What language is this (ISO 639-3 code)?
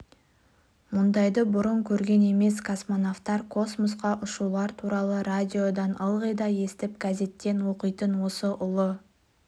kaz